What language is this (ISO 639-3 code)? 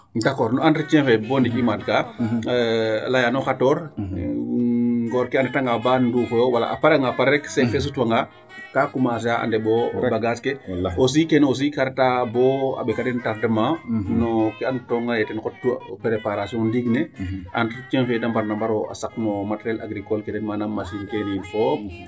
srr